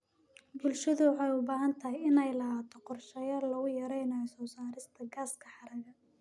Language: Somali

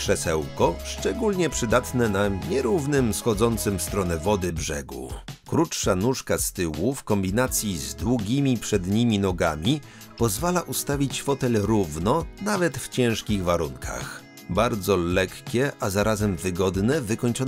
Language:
Polish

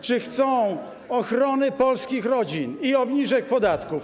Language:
Polish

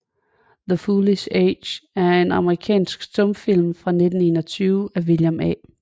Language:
Danish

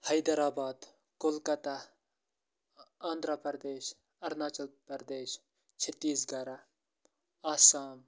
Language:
Kashmiri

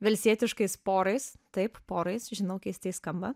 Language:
Lithuanian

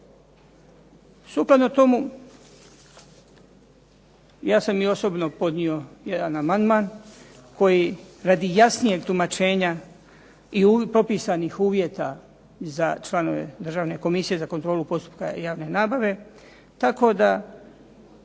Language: Croatian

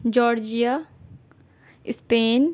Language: Urdu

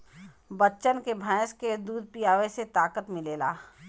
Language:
Bhojpuri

